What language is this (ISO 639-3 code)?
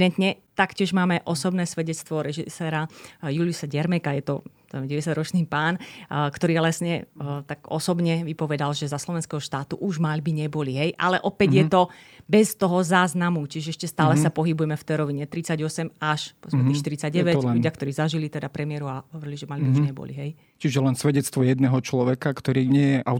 slk